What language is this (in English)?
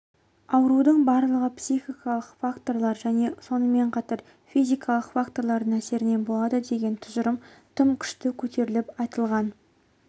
Kazakh